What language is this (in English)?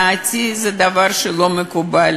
Hebrew